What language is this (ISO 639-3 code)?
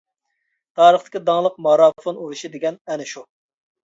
uig